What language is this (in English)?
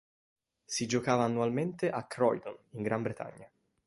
Italian